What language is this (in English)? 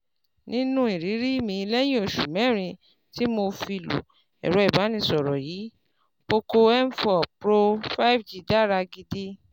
Yoruba